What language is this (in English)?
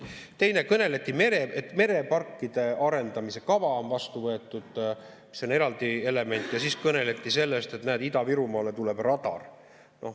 Estonian